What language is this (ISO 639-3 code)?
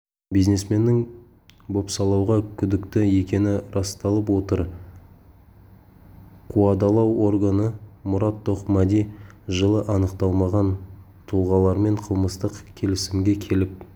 kaz